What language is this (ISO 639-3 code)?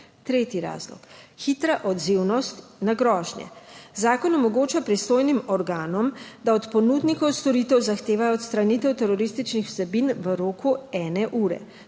slv